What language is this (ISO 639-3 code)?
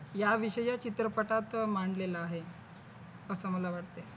mar